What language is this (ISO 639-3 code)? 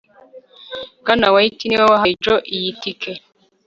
kin